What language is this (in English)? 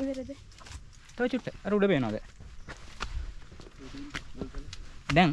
Sinhala